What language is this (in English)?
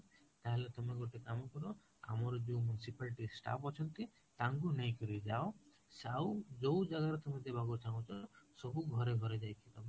Odia